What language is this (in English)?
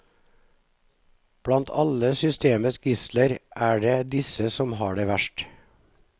Norwegian